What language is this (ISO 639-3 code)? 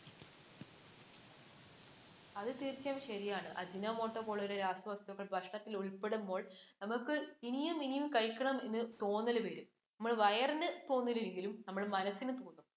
mal